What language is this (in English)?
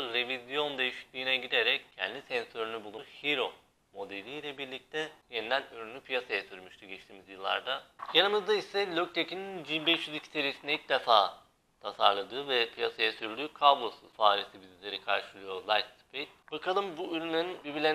Turkish